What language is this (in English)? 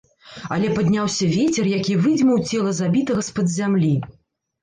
Belarusian